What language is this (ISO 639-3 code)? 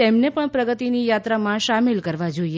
guj